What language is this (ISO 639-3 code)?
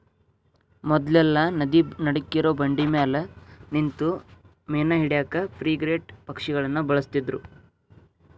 kan